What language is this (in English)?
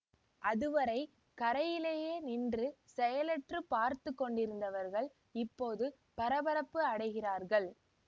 Tamil